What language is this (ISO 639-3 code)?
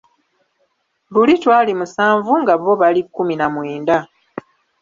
lug